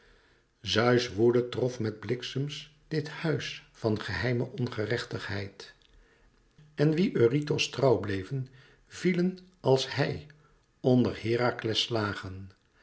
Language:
Dutch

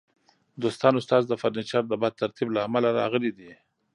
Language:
Pashto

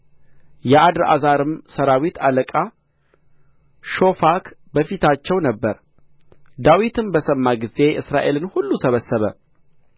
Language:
Amharic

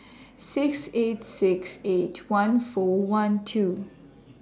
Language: English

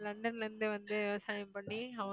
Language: Tamil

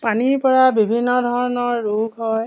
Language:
Assamese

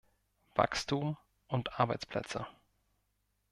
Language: German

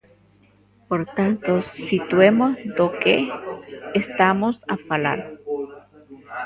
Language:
Galician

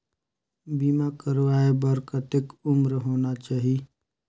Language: Chhattisgarhi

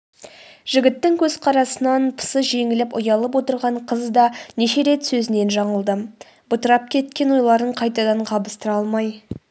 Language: Kazakh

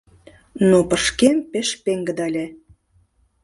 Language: Mari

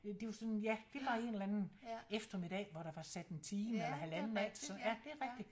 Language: Danish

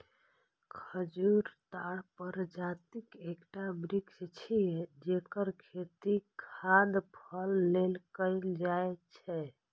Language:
Maithili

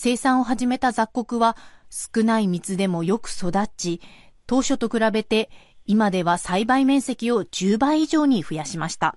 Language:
Japanese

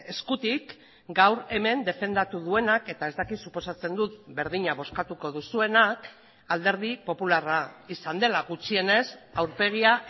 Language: Basque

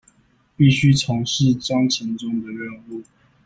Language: Chinese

